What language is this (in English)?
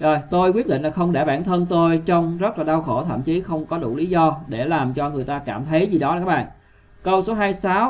Vietnamese